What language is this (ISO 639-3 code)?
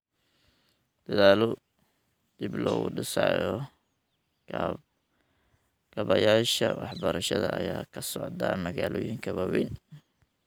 som